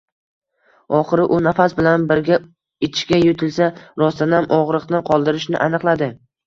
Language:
Uzbek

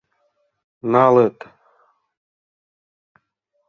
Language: Mari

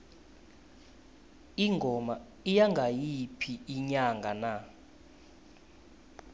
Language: South Ndebele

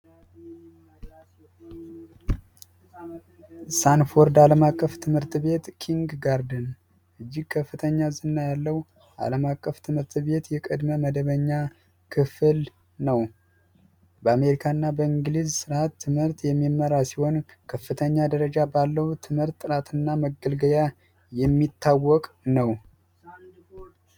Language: Amharic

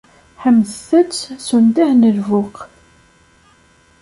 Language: Kabyle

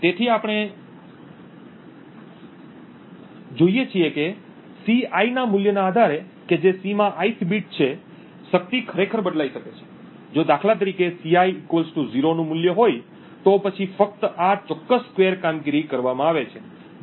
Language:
Gujarati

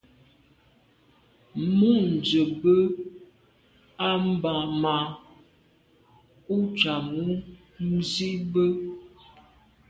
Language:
Medumba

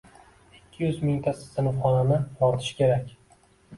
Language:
Uzbek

